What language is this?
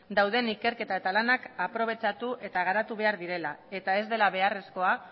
Basque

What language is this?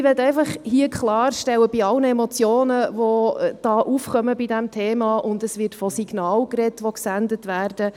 Swiss German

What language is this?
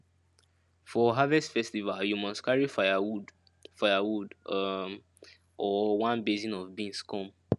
Nigerian Pidgin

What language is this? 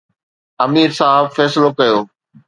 Sindhi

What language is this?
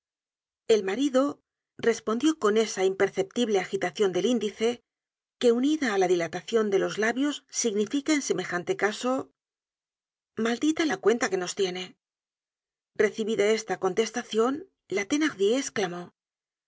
Spanish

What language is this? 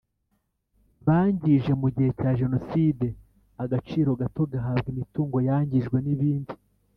Kinyarwanda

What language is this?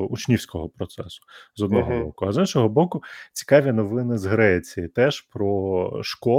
Ukrainian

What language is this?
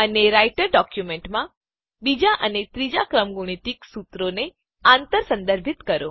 Gujarati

